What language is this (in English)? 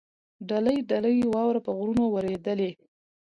Pashto